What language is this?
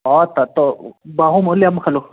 Sanskrit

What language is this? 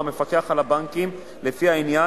Hebrew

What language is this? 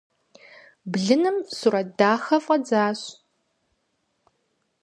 Kabardian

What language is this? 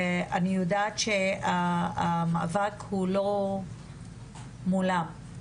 Hebrew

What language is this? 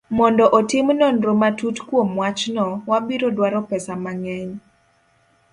Luo (Kenya and Tanzania)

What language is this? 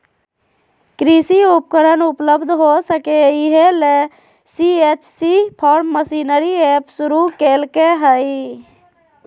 Magahi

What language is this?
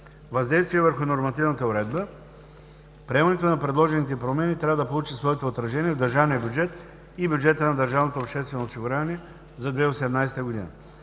Bulgarian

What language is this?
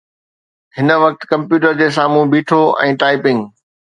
Sindhi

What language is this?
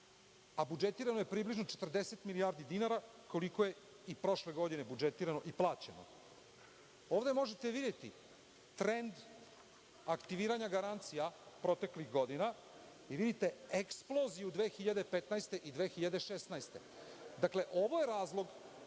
Serbian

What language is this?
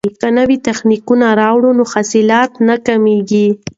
Pashto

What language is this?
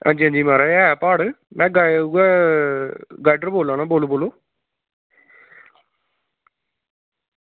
Dogri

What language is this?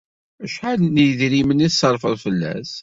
Kabyle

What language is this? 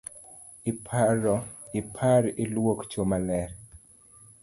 Luo (Kenya and Tanzania)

